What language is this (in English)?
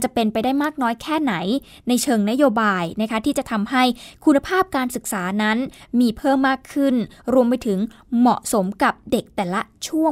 Thai